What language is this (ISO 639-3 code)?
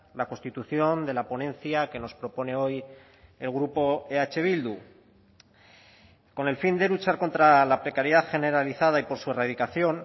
spa